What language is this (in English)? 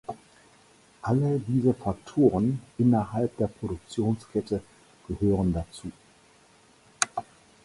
German